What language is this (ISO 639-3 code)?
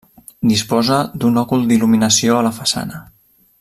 cat